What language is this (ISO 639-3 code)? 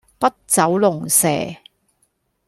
yue